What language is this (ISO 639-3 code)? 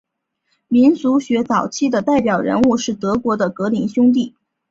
zho